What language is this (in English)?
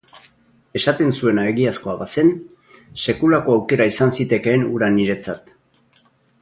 Basque